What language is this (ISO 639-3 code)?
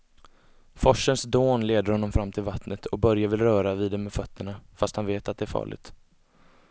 swe